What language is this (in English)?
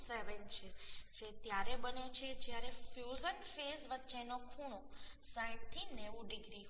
Gujarati